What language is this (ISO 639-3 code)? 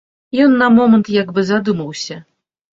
bel